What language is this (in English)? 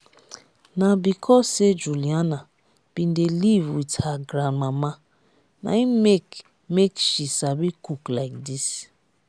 Nigerian Pidgin